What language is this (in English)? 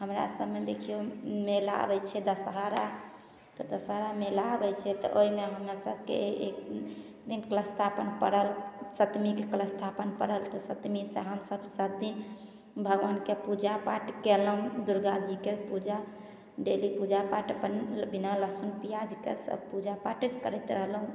Maithili